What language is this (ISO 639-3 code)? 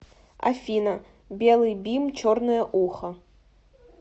rus